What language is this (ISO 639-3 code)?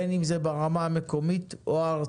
heb